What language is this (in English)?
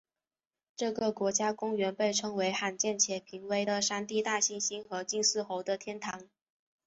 Chinese